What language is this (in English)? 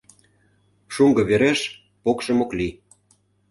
Mari